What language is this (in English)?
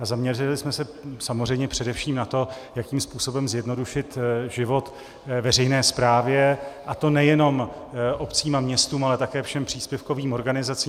Czech